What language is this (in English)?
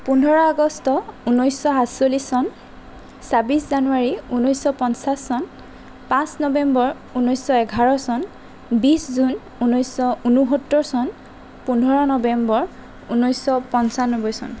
Assamese